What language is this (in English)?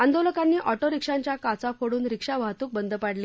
Marathi